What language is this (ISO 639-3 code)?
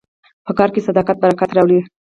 pus